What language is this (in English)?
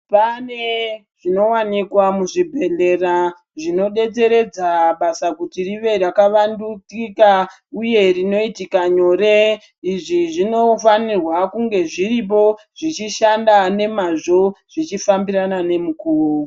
Ndau